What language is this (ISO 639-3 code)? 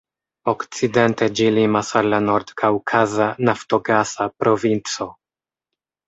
epo